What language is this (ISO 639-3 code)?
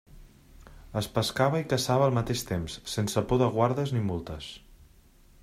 cat